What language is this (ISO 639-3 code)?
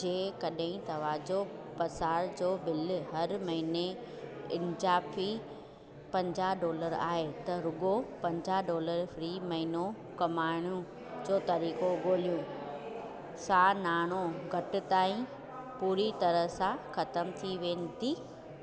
snd